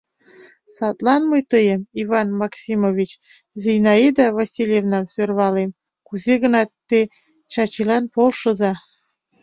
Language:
Mari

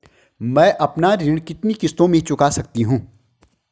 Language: Hindi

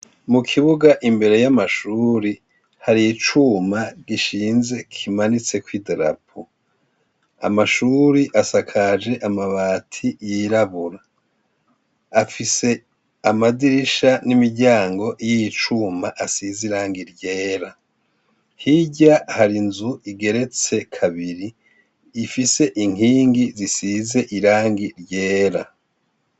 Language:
Rundi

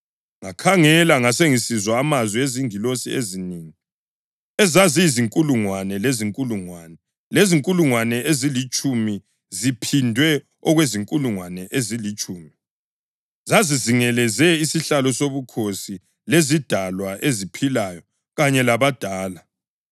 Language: North Ndebele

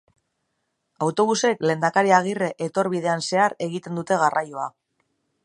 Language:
Basque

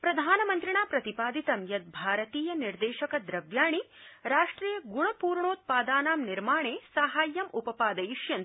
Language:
Sanskrit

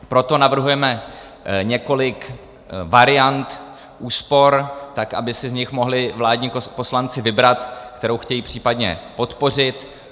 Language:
Czech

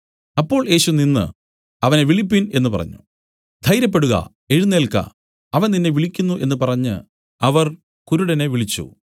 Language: Malayalam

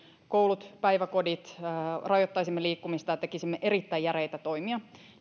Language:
Finnish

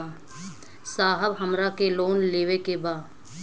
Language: Bhojpuri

